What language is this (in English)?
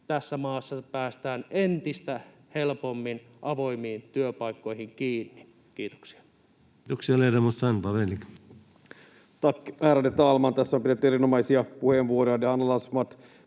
Finnish